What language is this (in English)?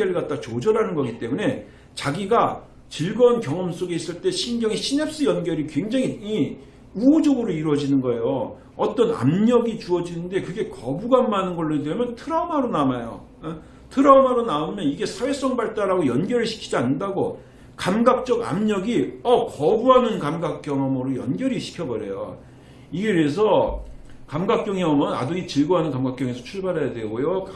Korean